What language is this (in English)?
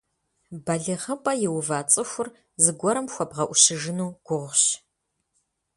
Kabardian